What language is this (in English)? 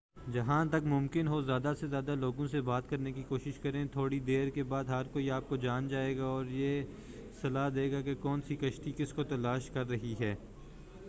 Urdu